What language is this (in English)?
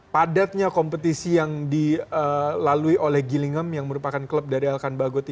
Indonesian